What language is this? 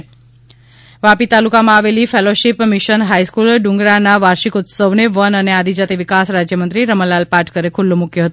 Gujarati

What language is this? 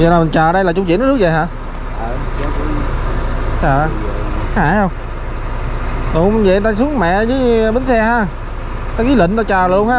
Vietnamese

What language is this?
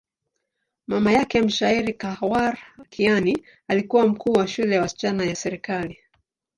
Swahili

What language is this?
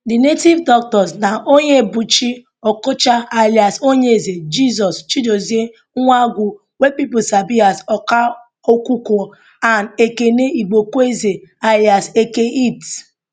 Nigerian Pidgin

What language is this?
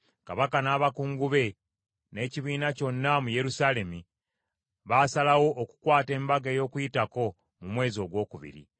Ganda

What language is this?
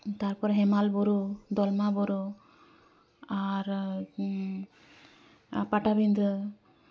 Santali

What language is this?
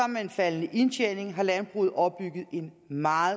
Danish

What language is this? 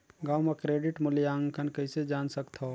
Chhattisgarhi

